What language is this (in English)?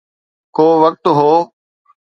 Sindhi